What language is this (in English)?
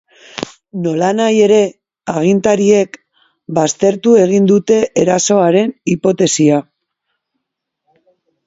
Basque